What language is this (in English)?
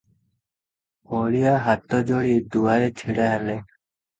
Odia